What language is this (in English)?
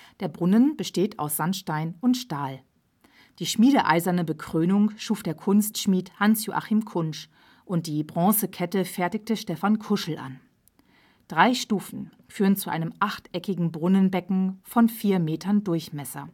German